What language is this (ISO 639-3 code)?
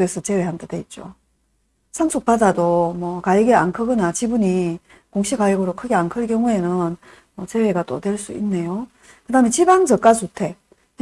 kor